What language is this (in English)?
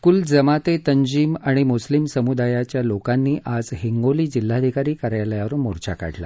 Marathi